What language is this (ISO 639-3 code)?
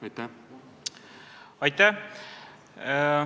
est